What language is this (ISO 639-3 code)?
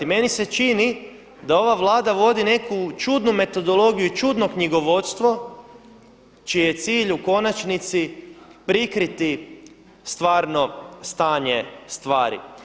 hrv